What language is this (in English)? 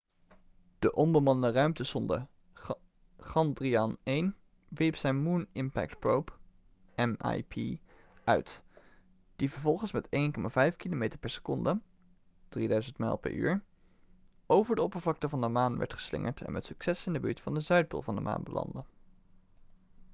Dutch